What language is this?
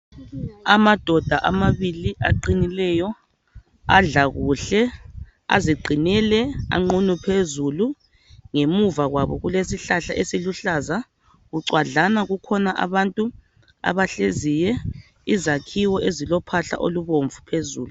North Ndebele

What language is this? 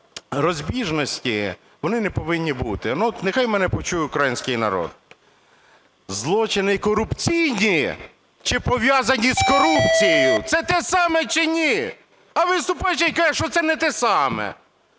Ukrainian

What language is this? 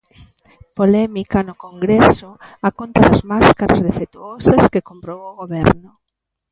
Galician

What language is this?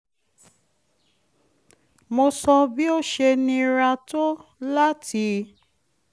Yoruba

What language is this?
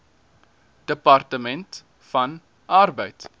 Afrikaans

